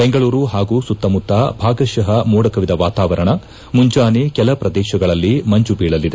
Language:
Kannada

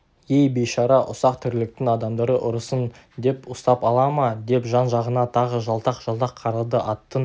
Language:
Kazakh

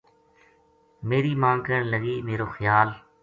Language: Gujari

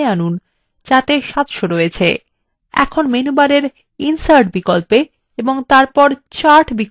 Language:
Bangla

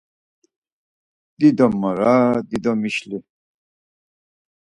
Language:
Laz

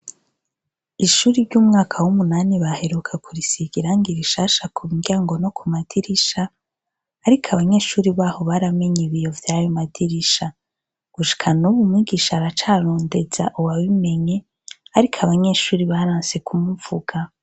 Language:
Rundi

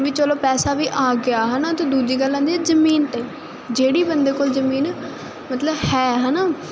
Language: Punjabi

